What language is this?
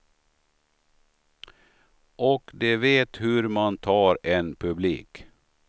Swedish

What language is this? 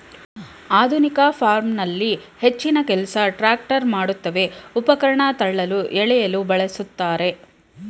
Kannada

